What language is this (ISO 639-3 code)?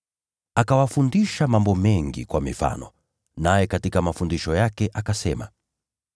swa